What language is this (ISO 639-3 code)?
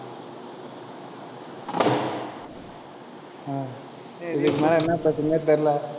tam